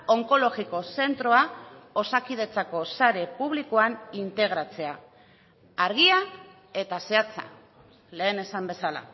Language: Basque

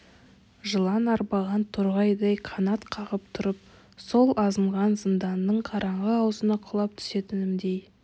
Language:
Kazakh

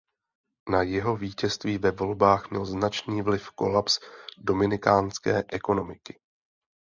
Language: Czech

